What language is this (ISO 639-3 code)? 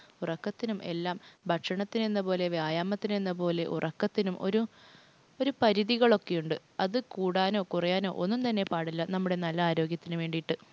mal